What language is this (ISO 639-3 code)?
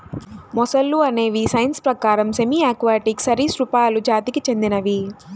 tel